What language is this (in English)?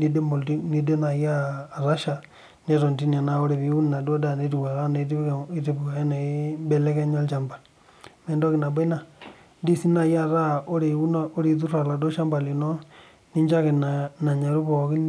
Masai